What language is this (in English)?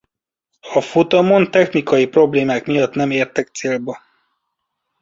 Hungarian